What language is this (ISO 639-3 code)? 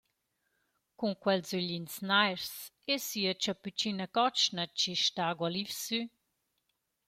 roh